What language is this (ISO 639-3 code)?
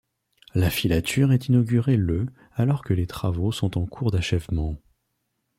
fra